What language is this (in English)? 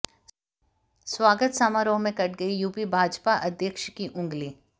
Hindi